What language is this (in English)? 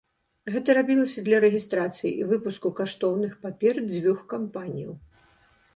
Belarusian